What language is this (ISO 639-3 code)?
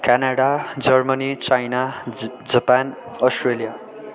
nep